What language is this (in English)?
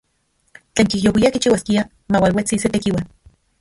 Central Puebla Nahuatl